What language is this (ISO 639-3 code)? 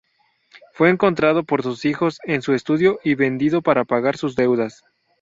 spa